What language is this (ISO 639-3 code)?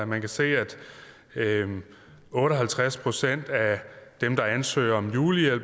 dan